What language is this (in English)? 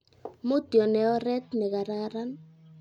Kalenjin